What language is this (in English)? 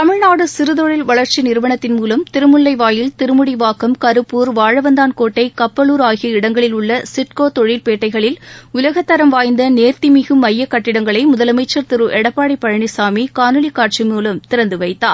Tamil